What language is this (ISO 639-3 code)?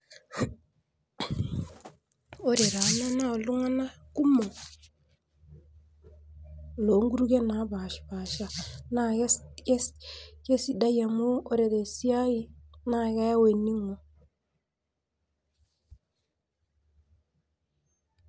mas